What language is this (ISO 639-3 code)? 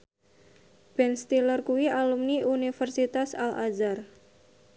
jav